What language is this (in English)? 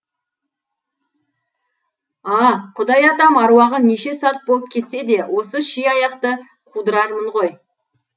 Kazakh